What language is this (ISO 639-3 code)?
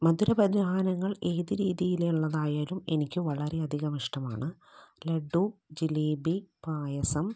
mal